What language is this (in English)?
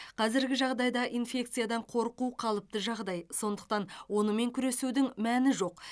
Kazakh